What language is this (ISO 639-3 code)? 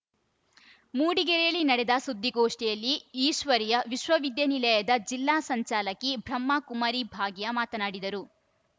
kan